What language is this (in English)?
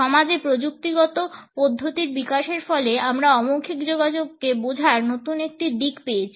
Bangla